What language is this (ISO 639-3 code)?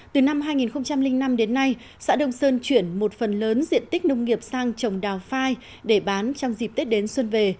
vie